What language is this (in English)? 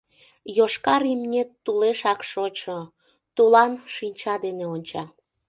Mari